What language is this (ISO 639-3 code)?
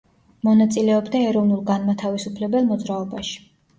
kat